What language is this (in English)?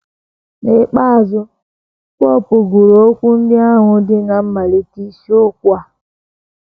Igbo